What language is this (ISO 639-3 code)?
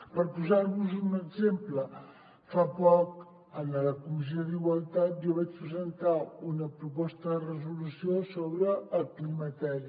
cat